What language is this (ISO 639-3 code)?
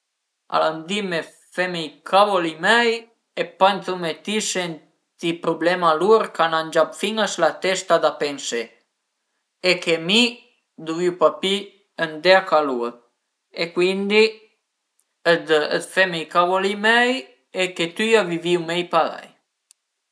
pms